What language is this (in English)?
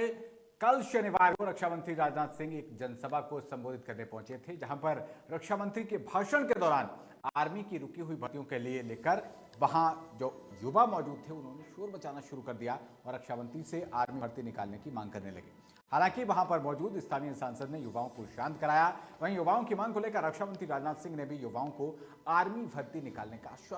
Hindi